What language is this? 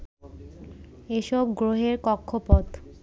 Bangla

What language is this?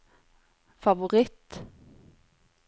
Norwegian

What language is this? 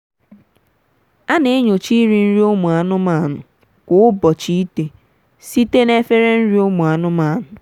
Igbo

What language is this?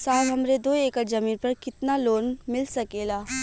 Bhojpuri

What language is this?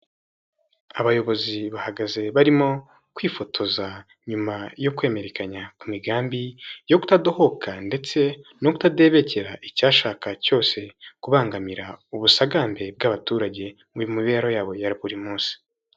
Kinyarwanda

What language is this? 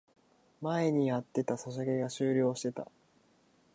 Japanese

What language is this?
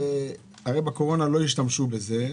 Hebrew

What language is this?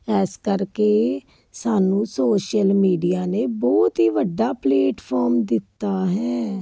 Punjabi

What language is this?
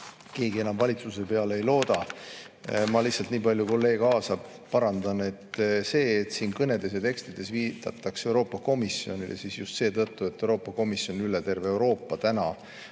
Estonian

